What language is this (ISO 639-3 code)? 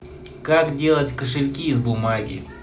rus